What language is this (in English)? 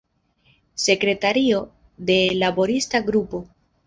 Esperanto